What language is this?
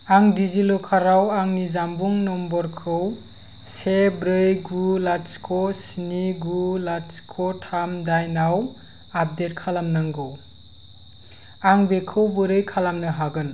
Bodo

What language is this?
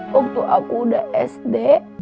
Indonesian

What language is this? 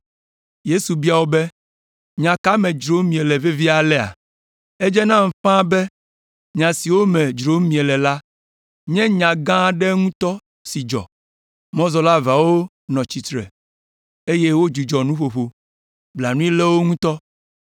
Ewe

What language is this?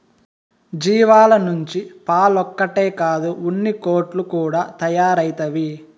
Telugu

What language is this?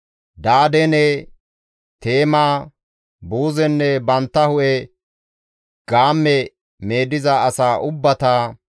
Gamo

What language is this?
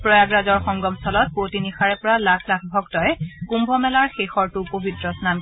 Assamese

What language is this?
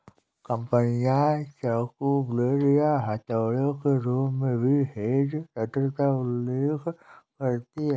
Hindi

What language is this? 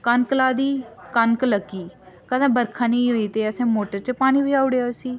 Dogri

